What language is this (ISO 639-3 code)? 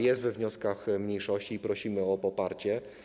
pol